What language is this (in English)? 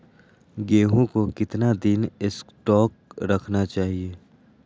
Magahi